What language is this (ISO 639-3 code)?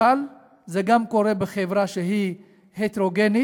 heb